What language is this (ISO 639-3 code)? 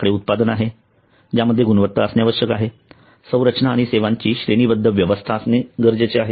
mar